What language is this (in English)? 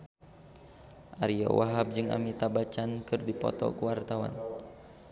Sundanese